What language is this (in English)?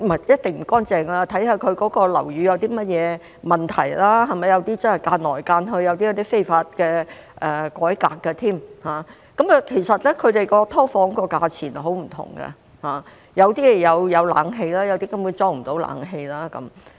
Cantonese